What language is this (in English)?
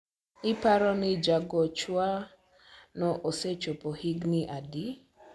Luo (Kenya and Tanzania)